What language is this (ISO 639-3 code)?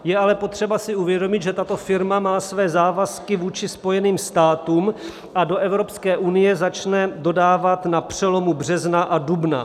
ces